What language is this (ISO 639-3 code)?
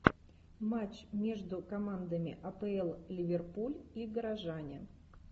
rus